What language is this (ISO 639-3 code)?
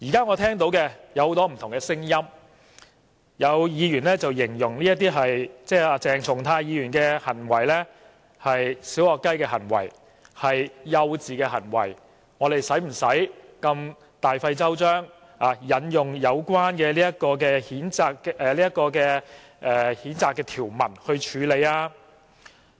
yue